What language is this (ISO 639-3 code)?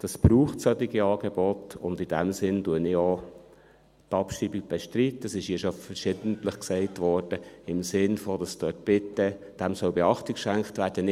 gsw